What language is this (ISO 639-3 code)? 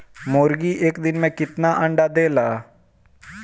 bho